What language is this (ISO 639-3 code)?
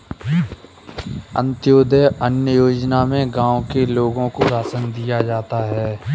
hin